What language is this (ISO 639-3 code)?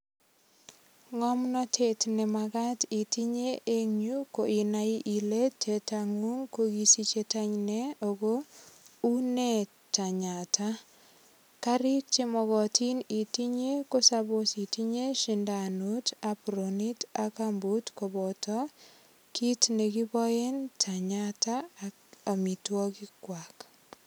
kln